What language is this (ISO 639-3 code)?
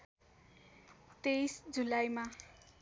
nep